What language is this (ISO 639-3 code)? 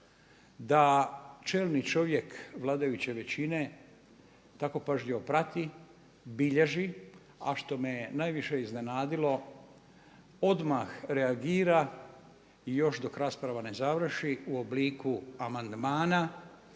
hrv